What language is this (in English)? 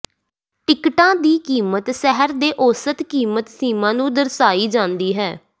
Punjabi